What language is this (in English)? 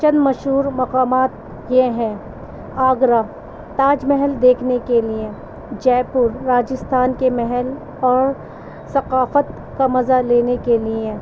Urdu